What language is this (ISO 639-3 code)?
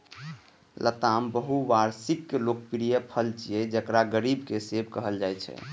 mai